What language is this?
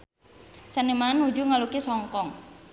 Sundanese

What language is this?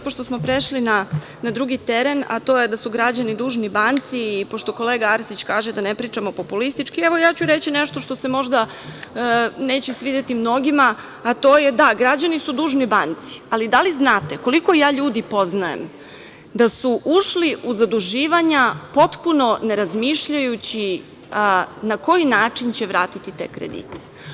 Serbian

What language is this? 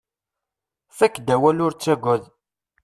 Kabyle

